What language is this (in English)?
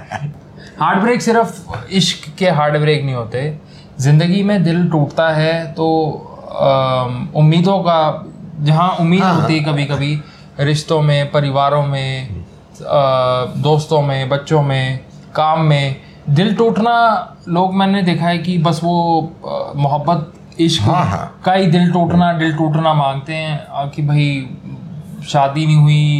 Hindi